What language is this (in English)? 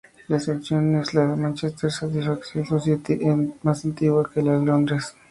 Spanish